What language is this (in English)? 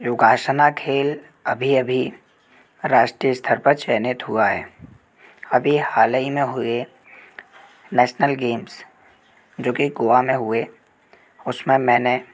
Hindi